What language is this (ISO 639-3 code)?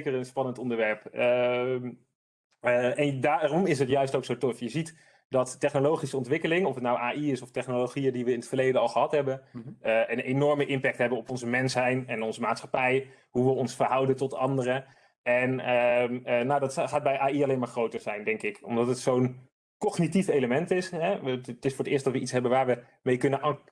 nld